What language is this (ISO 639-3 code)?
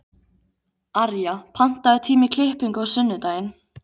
isl